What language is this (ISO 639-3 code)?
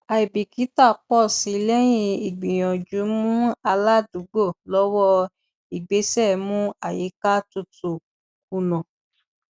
yor